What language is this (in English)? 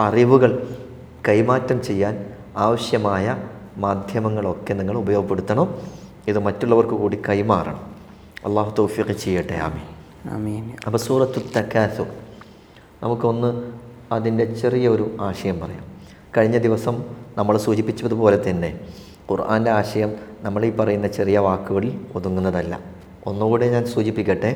Malayalam